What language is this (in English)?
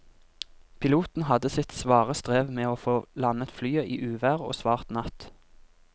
Norwegian